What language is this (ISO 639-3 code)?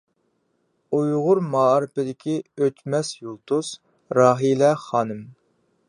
uig